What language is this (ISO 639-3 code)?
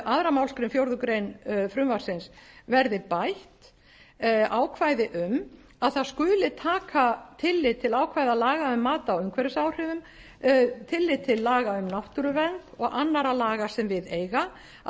isl